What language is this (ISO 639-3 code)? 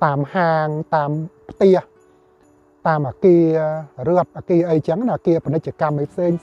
tha